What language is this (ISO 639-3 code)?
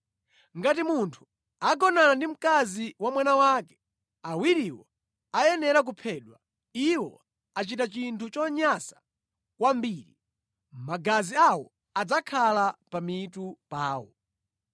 nya